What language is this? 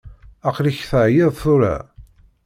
Kabyle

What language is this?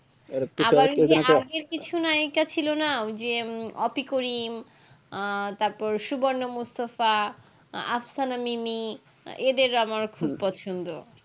Bangla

